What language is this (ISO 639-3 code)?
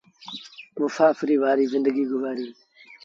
sbn